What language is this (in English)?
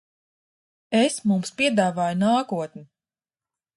Latvian